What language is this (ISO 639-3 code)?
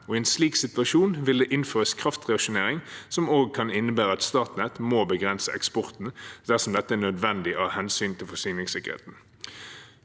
nor